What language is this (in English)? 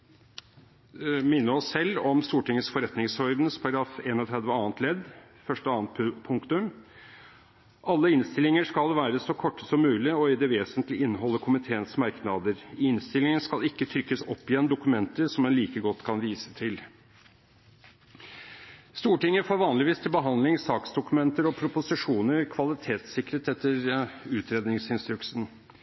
Norwegian Bokmål